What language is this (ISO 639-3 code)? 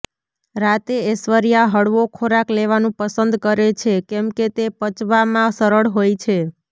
guj